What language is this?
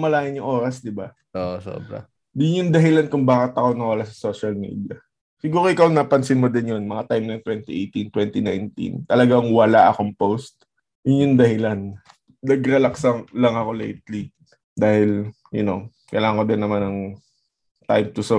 Filipino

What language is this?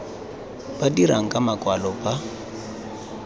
Tswana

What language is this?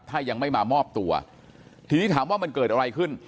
Thai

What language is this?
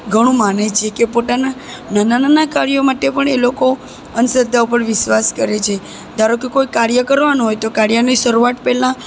Gujarati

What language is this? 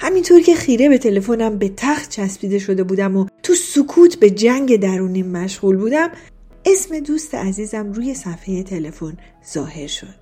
Persian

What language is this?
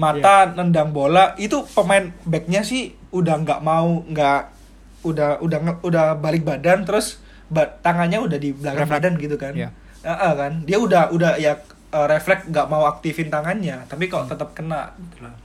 Indonesian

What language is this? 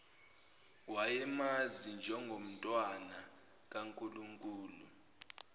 Zulu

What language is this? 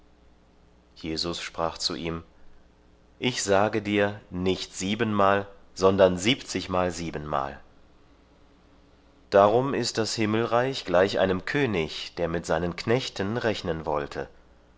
German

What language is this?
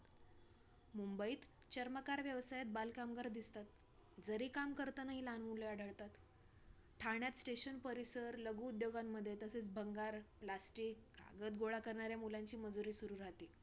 Marathi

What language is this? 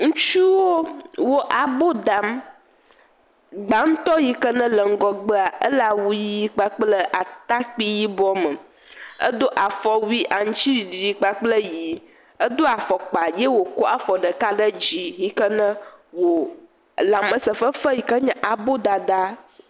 Ewe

